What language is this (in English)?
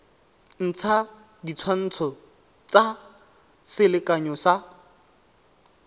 Tswana